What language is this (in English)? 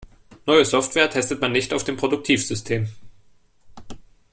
German